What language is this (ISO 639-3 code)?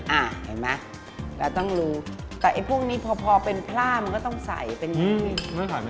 tha